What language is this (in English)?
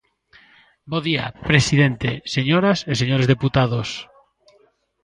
Galician